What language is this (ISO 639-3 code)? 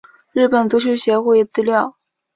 zho